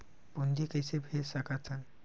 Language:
Chhattisgarhi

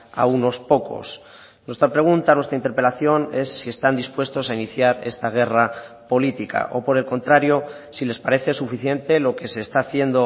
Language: Spanish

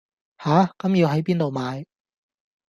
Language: Cantonese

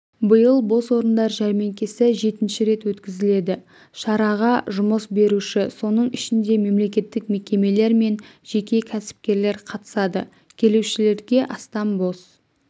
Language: Kazakh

